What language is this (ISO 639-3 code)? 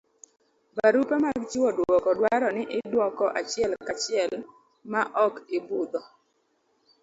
luo